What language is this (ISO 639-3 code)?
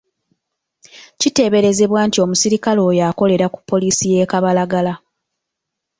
lug